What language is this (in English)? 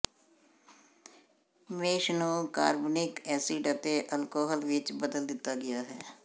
Punjabi